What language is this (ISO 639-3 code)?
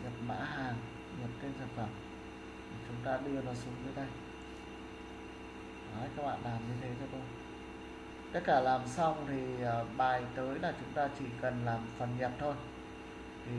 vie